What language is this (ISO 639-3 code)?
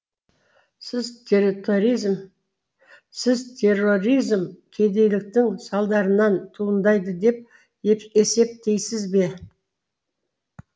kaz